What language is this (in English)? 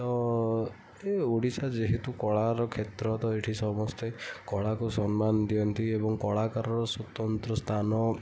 Odia